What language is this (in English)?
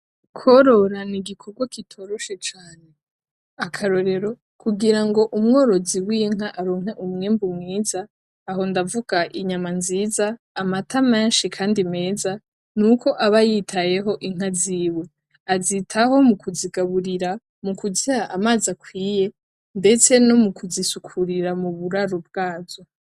Rundi